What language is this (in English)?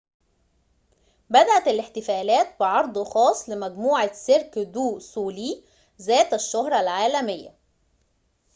Arabic